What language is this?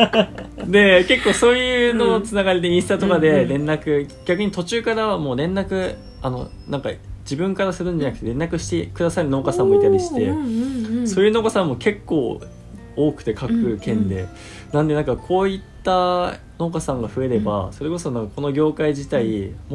Japanese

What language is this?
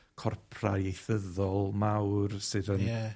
Welsh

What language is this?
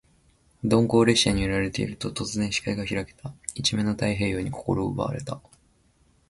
Japanese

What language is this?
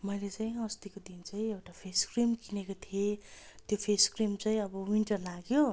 Nepali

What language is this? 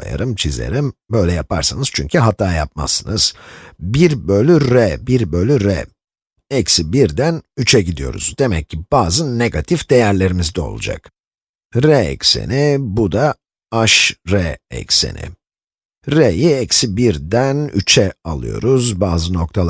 Turkish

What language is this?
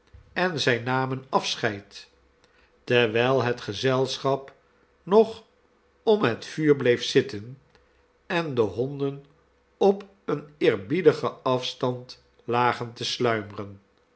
Dutch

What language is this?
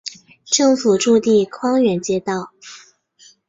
Chinese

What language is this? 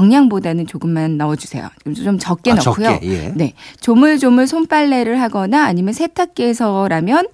Korean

